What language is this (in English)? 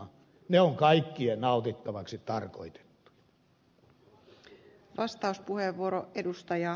Finnish